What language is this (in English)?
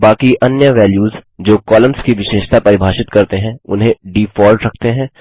Hindi